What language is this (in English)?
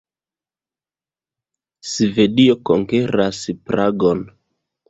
Esperanto